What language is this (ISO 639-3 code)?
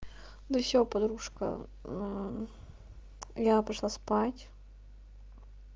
rus